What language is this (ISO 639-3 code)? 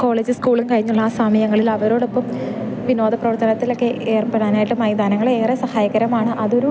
mal